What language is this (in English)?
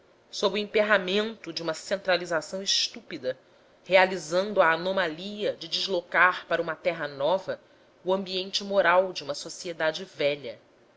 Portuguese